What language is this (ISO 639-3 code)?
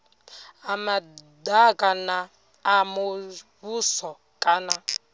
ven